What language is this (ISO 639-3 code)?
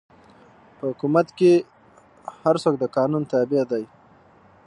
pus